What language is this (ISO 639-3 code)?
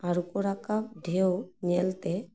sat